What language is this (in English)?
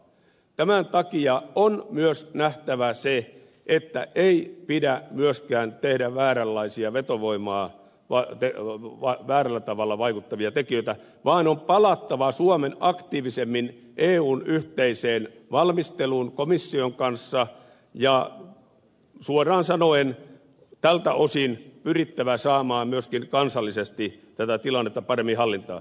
Finnish